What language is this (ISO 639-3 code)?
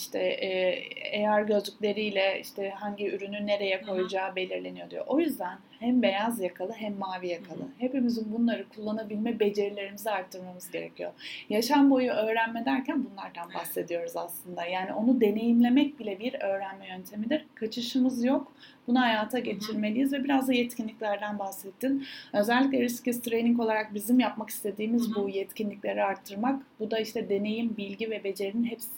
tur